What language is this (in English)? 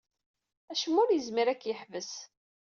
Kabyle